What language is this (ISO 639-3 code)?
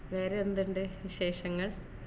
mal